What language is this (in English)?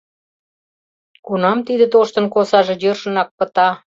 Mari